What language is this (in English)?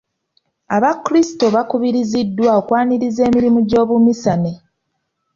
Ganda